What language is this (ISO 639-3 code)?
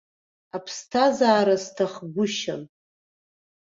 abk